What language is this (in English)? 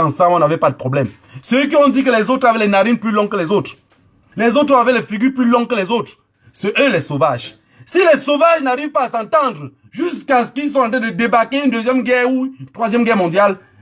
French